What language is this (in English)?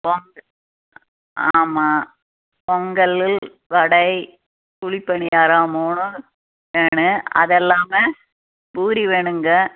Tamil